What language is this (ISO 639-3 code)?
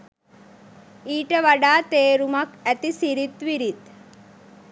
sin